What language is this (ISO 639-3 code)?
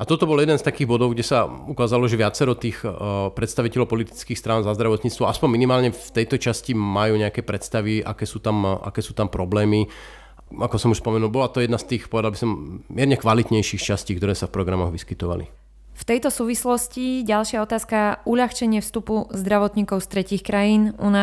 slk